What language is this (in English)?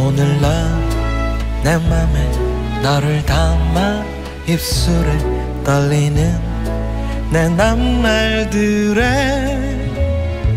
Korean